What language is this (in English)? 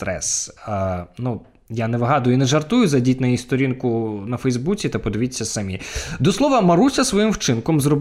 Ukrainian